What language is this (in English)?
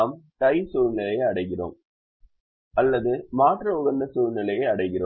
Tamil